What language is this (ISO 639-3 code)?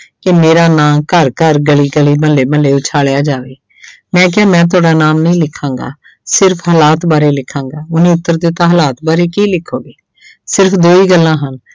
pan